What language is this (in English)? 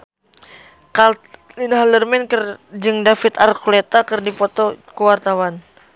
Sundanese